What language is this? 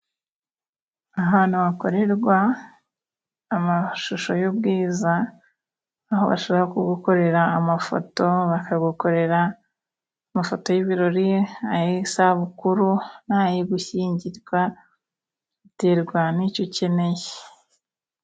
Kinyarwanda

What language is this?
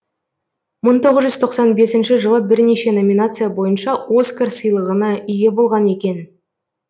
Kazakh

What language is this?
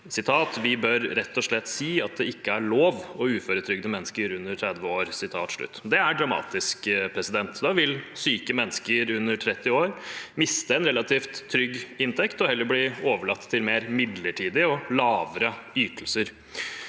Norwegian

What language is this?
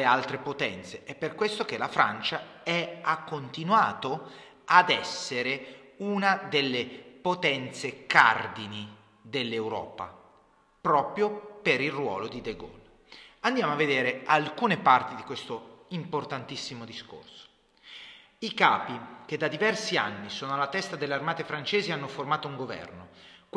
Italian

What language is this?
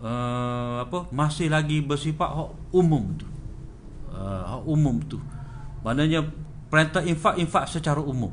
Malay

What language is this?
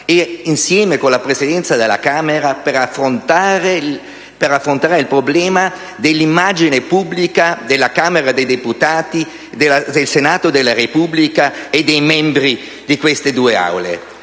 Italian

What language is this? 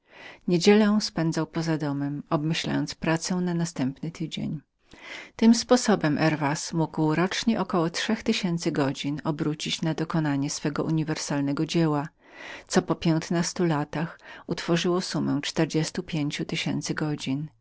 Polish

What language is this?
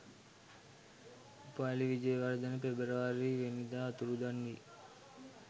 Sinhala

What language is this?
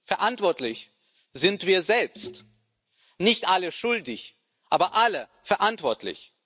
German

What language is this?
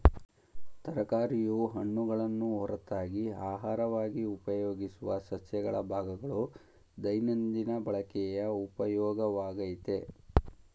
Kannada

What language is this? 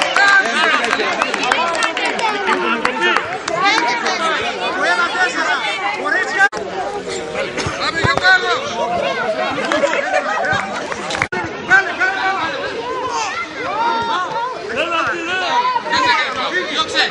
Greek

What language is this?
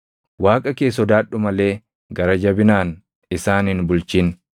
Oromo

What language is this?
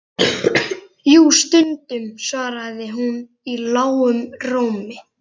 Icelandic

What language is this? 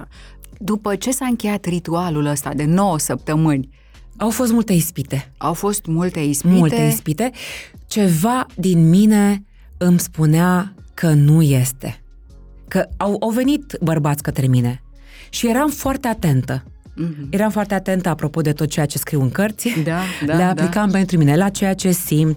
Romanian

